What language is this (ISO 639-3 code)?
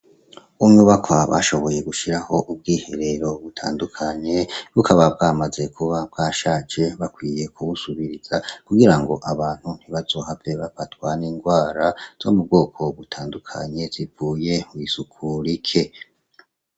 run